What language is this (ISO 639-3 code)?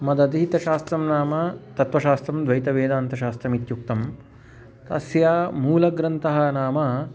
san